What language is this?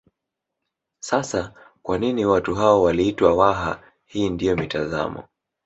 Swahili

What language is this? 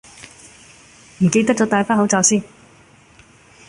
Cantonese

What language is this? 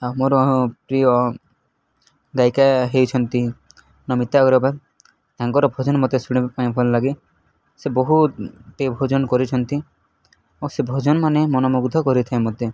Odia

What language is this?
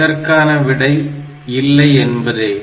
Tamil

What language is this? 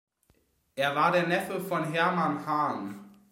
German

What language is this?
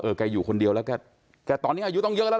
Thai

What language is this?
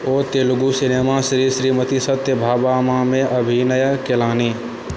Maithili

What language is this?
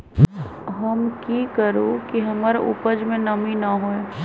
Magahi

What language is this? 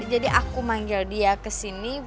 Indonesian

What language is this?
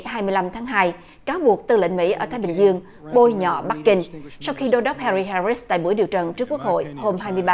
Vietnamese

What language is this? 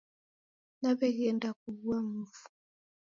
Taita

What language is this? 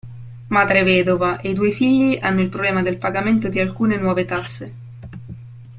Italian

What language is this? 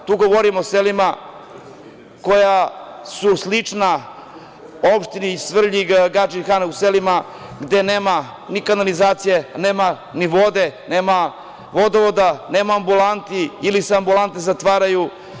Serbian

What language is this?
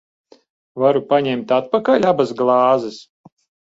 Latvian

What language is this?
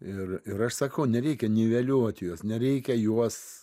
Lithuanian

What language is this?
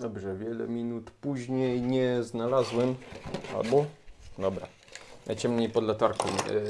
Polish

